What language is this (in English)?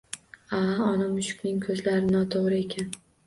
Uzbek